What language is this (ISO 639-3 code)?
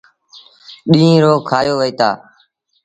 sbn